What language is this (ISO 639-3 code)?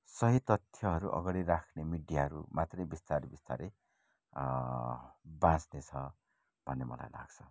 nep